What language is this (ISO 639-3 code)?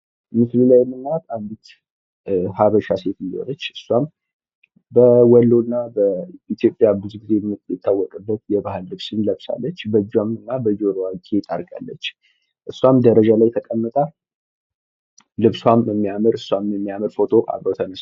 amh